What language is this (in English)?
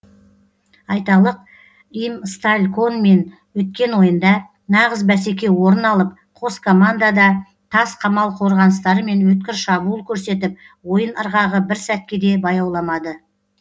Kazakh